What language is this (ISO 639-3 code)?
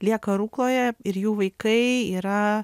lit